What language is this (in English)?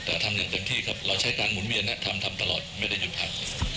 Thai